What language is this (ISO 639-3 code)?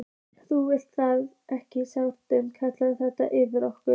isl